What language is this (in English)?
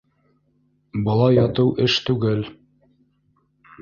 Bashkir